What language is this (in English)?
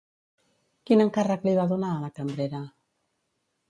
Catalan